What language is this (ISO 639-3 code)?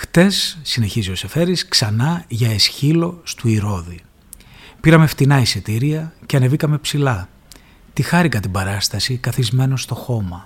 ell